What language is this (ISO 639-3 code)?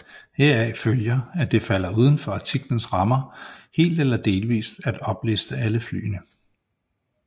dan